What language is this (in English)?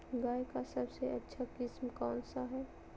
Magahi